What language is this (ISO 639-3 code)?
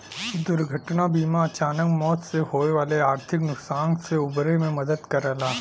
bho